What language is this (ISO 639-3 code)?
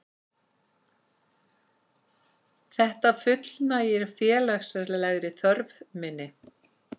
isl